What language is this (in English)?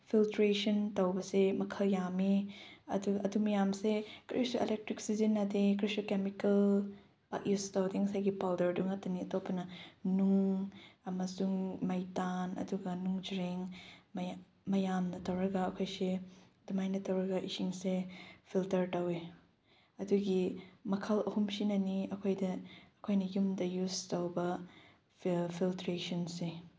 Manipuri